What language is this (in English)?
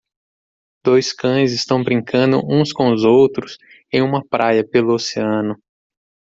Portuguese